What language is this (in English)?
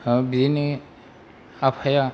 Bodo